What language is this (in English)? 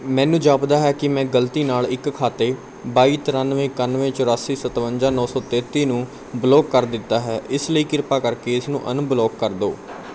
Punjabi